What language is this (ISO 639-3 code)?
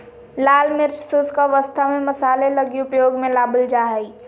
mag